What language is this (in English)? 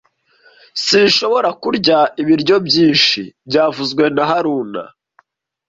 Kinyarwanda